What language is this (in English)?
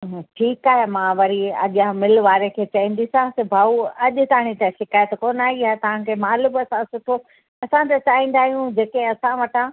Sindhi